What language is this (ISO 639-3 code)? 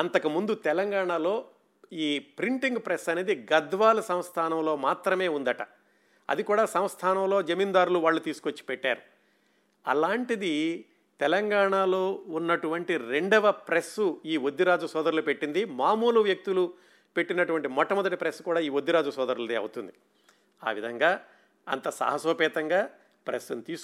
tel